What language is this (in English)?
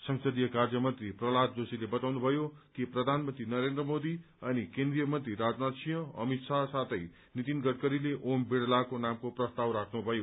Nepali